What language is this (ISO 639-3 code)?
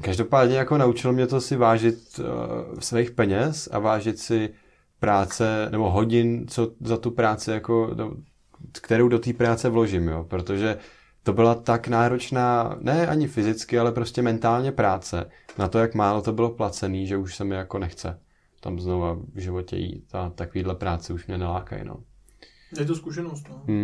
ces